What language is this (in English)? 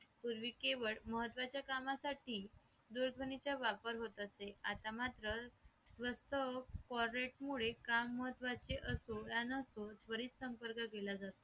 Marathi